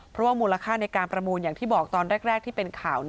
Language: Thai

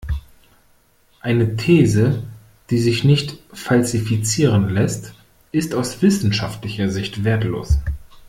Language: German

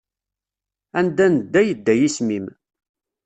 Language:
Kabyle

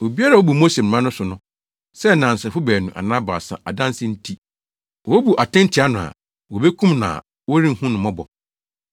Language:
Akan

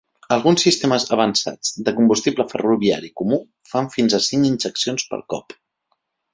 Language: Catalan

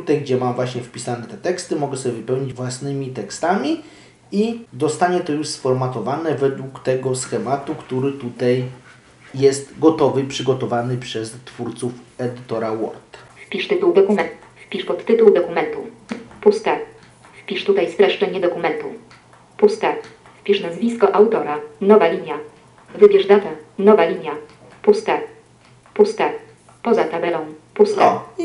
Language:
Polish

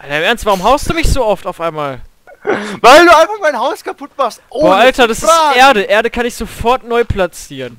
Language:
German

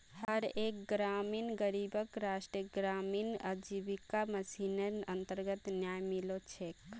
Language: Magahi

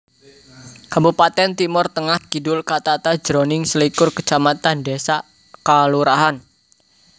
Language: Javanese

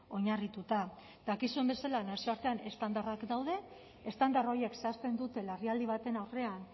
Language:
Basque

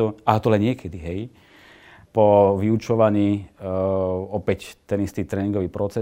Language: Slovak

